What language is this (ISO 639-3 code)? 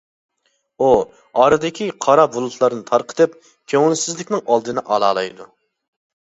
uig